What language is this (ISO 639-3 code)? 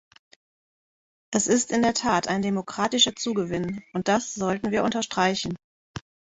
deu